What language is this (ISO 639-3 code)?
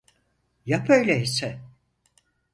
tur